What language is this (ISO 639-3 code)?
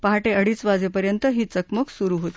mar